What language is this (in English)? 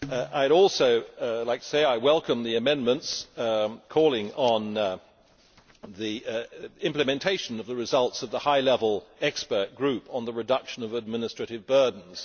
English